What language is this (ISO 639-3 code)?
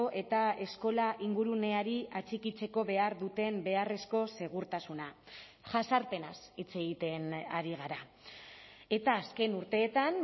eus